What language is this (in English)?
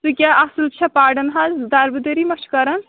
Kashmiri